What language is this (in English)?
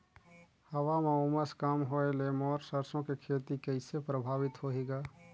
Chhattisgarhi